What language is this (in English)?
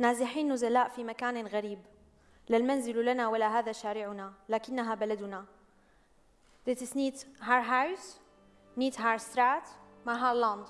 Dutch